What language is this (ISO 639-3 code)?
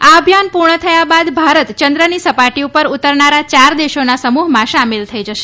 guj